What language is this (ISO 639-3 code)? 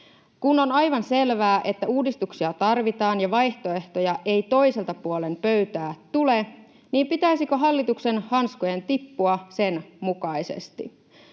fin